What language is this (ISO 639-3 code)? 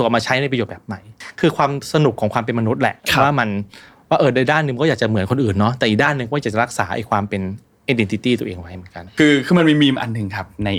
tha